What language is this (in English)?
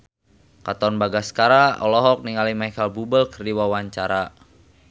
Sundanese